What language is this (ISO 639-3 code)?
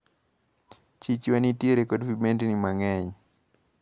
luo